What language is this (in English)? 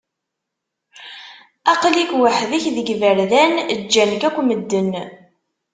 Kabyle